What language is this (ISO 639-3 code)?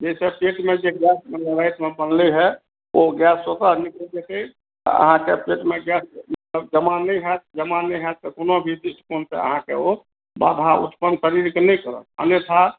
mai